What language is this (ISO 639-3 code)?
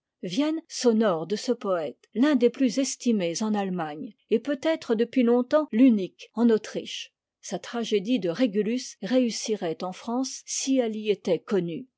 fra